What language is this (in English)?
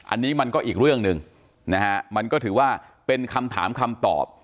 Thai